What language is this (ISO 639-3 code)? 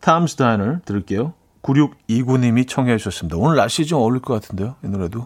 kor